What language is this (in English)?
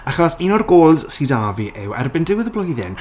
Welsh